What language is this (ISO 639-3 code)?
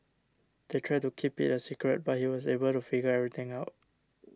eng